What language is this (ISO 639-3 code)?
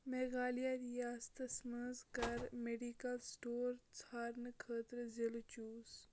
kas